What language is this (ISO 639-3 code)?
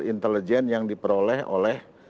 ind